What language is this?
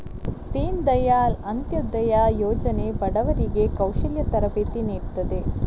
Kannada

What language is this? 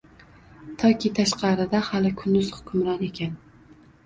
Uzbek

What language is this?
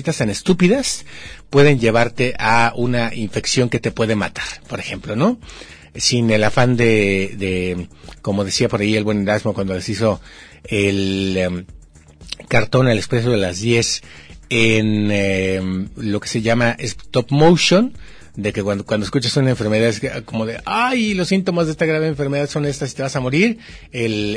Spanish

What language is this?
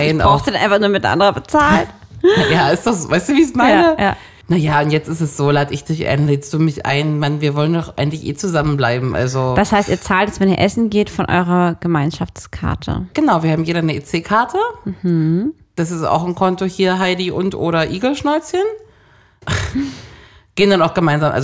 German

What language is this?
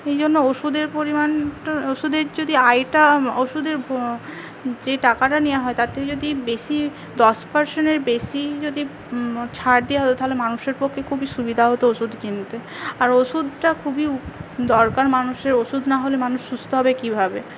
Bangla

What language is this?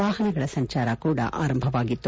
Kannada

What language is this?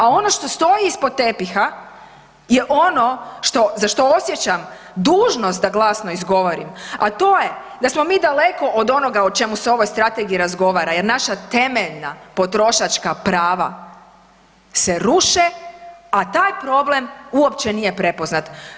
Croatian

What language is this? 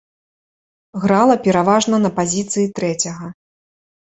Belarusian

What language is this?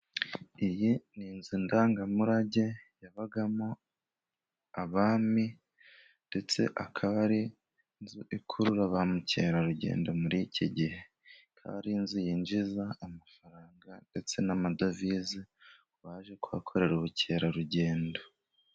Kinyarwanda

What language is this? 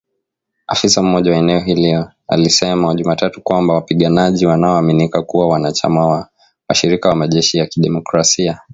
Swahili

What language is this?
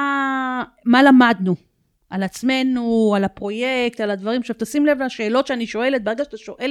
Hebrew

